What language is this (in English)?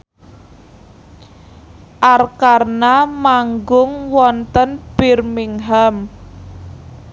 Javanese